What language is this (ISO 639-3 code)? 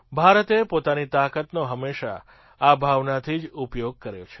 guj